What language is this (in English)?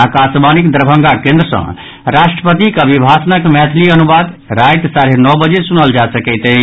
Maithili